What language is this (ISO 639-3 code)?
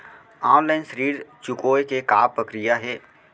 hne